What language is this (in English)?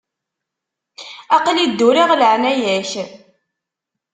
Kabyle